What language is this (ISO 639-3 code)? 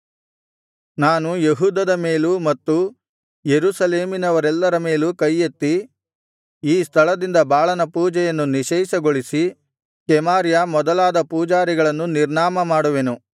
kan